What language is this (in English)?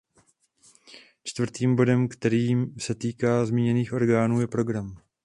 Czech